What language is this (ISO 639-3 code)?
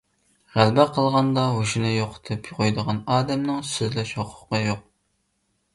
uig